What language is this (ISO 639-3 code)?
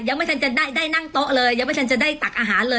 tha